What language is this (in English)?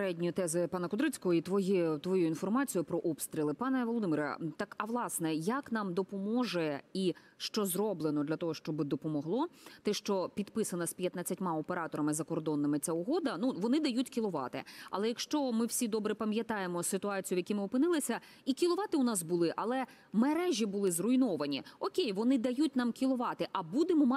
Ukrainian